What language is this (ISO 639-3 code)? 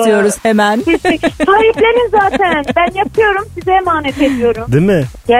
tur